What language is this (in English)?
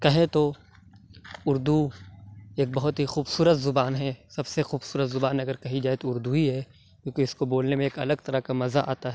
Urdu